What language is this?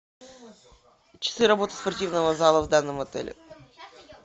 Russian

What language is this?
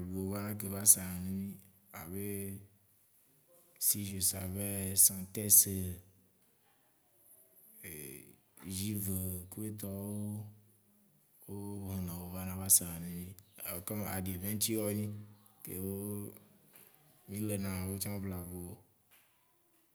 Waci Gbe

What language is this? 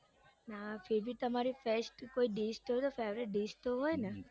Gujarati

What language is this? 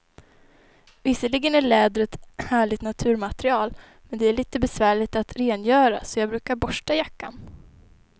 Swedish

